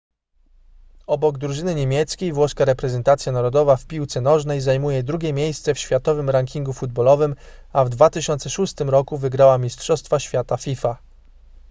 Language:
Polish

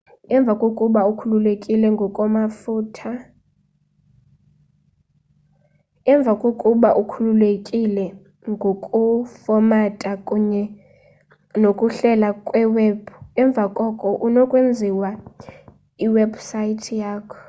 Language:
Xhosa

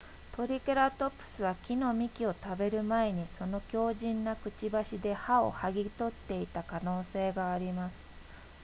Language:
Japanese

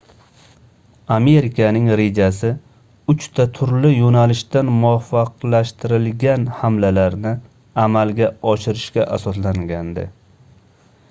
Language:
Uzbek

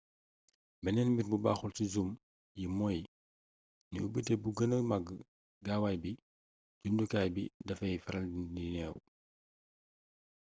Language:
Wolof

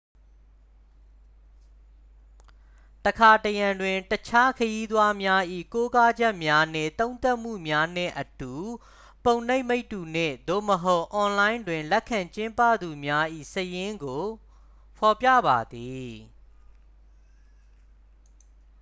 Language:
Burmese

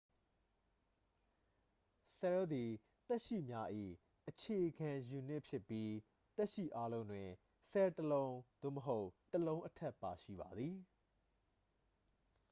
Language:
Burmese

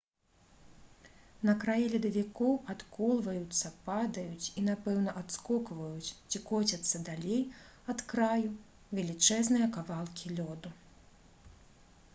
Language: Belarusian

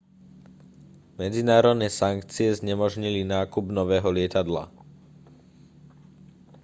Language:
Slovak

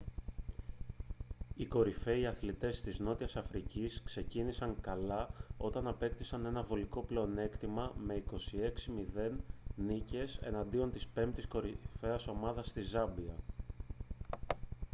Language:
Greek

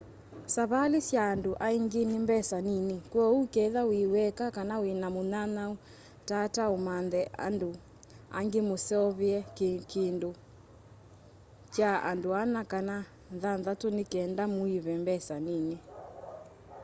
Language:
Kamba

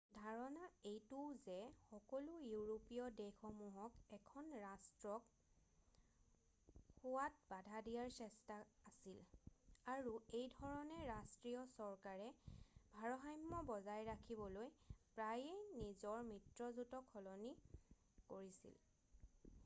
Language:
Assamese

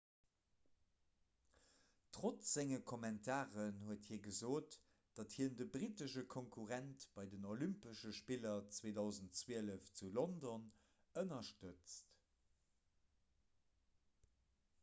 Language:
Luxembourgish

